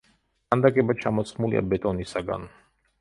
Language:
Georgian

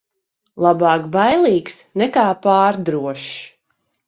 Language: Latvian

